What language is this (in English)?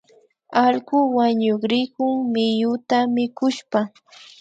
Imbabura Highland Quichua